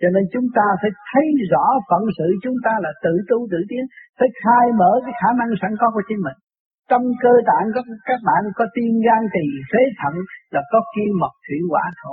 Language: Vietnamese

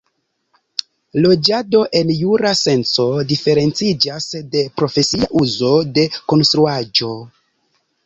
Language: Esperanto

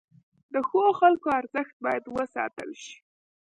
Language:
Pashto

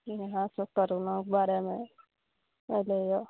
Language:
Maithili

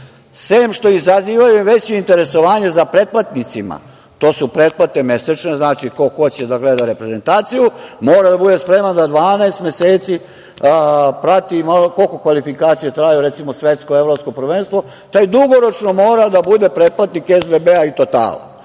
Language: Serbian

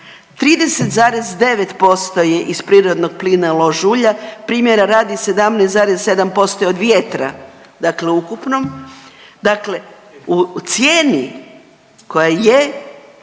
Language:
Croatian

